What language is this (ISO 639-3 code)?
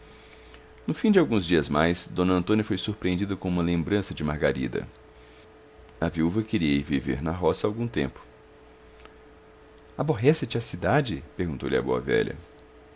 por